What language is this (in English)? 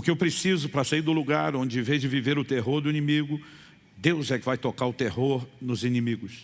Portuguese